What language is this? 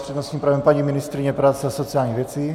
Czech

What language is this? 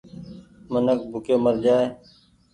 Goaria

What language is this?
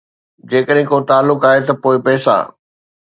Sindhi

